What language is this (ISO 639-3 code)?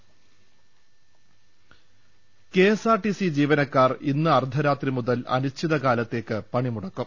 mal